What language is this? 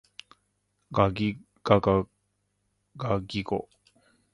Japanese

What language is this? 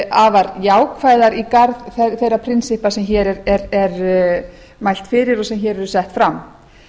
Icelandic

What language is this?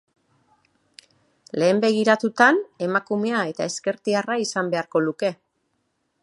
Basque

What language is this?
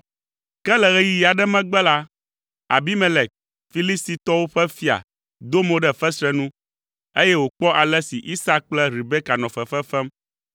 Ewe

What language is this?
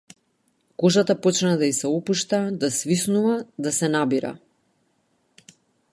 Macedonian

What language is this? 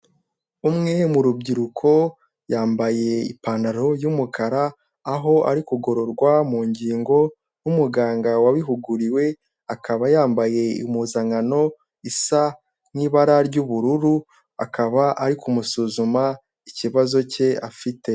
Kinyarwanda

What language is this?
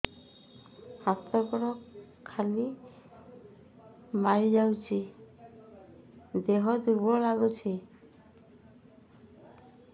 Odia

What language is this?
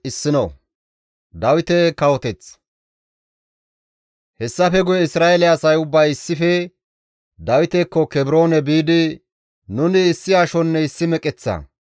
Gamo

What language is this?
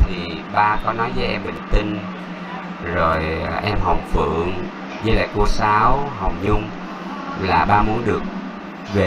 Vietnamese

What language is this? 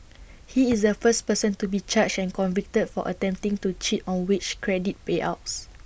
English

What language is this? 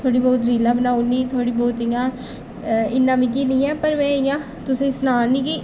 Dogri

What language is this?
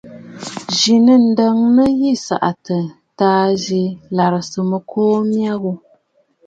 Bafut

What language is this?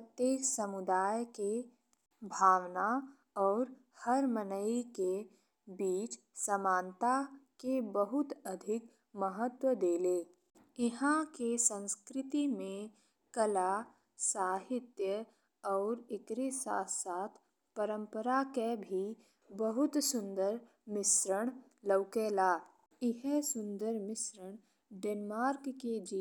Bhojpuri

